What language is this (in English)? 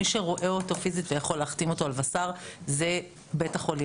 Hebrew